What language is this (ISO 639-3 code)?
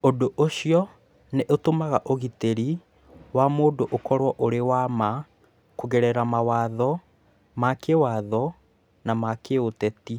kik